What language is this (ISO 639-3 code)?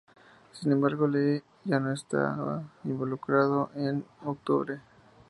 spa